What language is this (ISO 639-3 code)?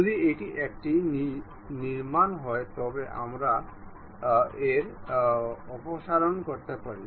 ben